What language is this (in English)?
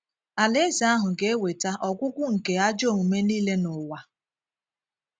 Igbo